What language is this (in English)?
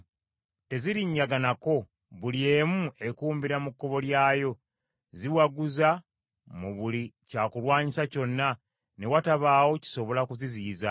Ganda